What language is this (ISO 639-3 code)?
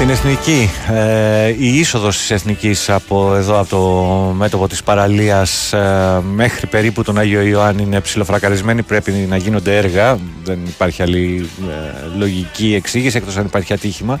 ell